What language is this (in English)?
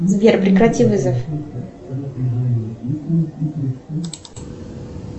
Russian